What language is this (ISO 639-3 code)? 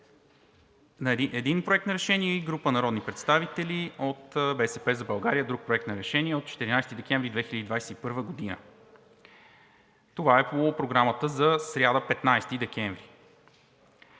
bul